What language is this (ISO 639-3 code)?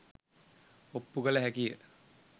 sin